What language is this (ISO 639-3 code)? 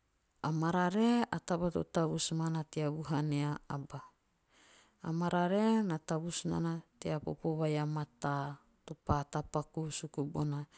tio